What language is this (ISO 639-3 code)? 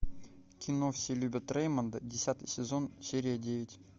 rus